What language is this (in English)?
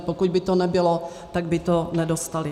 Czech